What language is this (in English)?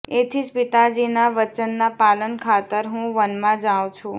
Gujarati